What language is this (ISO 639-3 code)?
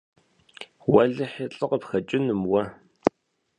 kbd